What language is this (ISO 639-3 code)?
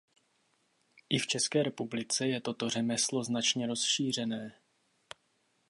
ces